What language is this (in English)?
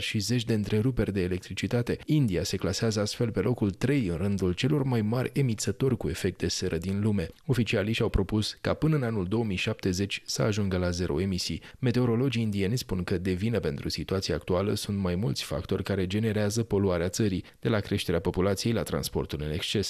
Romanian